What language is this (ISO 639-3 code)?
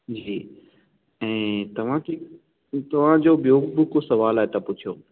snd